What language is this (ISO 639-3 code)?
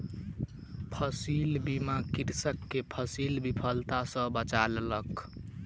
mai